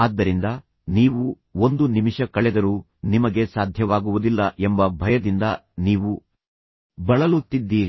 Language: Kannada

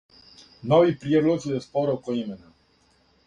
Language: Serbian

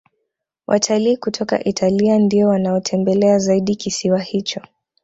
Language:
Swahili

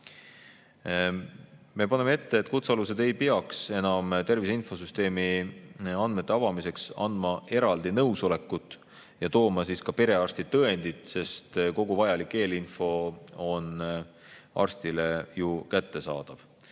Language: Estonian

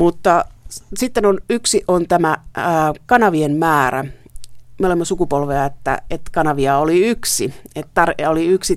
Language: Finnish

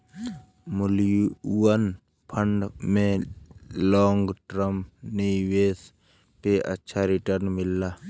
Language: Bhojpuri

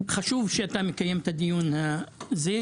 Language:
Hebrew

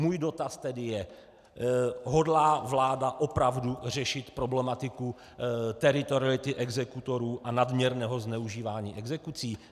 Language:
Czech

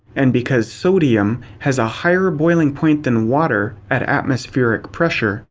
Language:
English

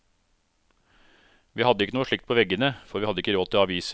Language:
Norwegian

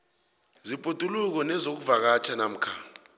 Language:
South Ndebele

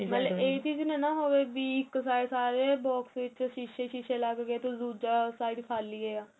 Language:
Punjabi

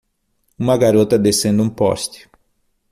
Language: Portuguese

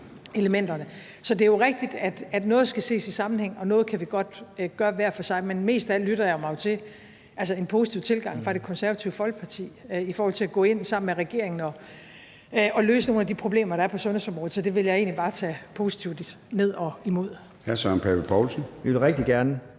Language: Danish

